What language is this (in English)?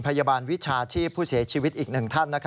Thai